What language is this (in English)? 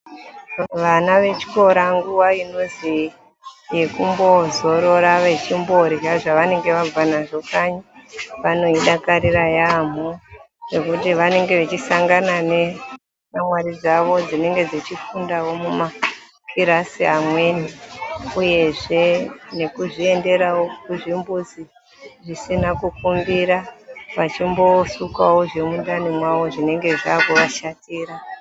Ndau